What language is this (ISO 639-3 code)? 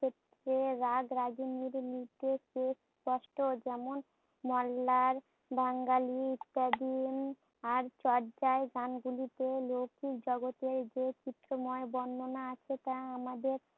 ben